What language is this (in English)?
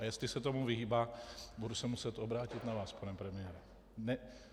Czech